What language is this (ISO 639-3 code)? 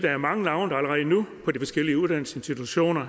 dan